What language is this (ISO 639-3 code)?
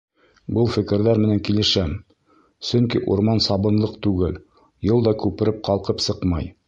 bak